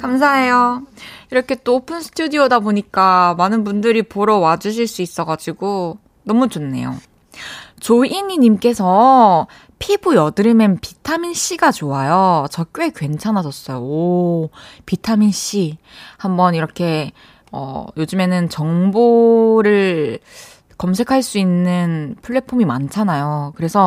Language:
Korean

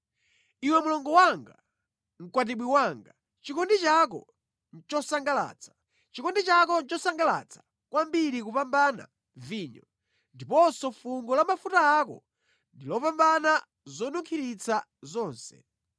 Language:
Nyanja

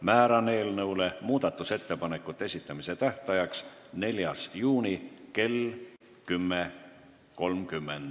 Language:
Estonian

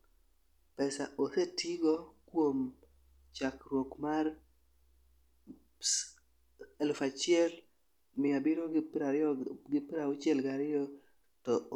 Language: Luo (Kenya and Tanzania)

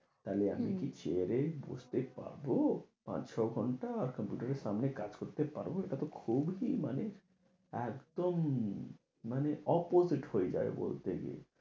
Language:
Bangla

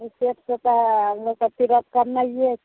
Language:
Maithili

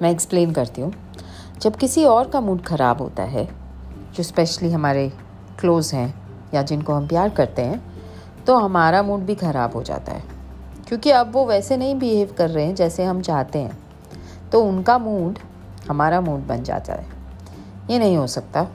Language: Hindi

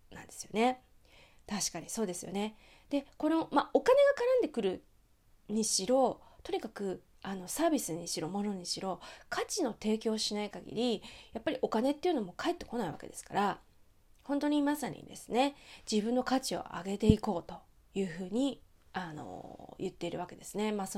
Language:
Japanese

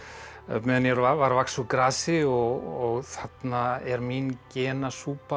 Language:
Icelandic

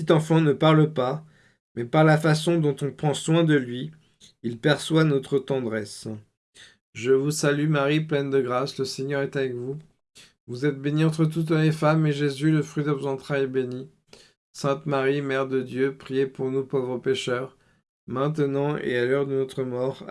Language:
French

